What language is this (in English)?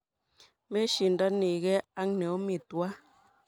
Kalenjin